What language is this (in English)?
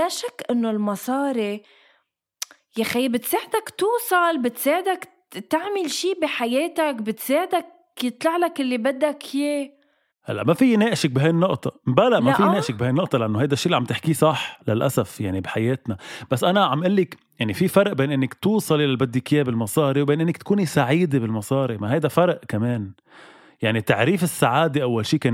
Arabic